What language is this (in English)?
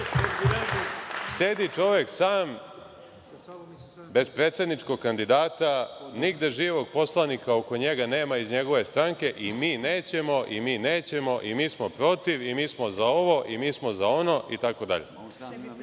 Serbian